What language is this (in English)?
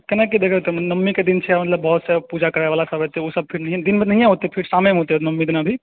Maithili